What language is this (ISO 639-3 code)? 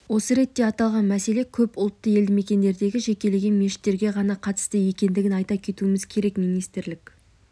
kaz